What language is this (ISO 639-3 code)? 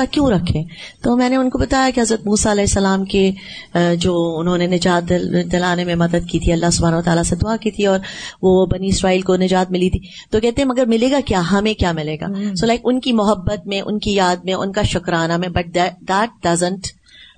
urd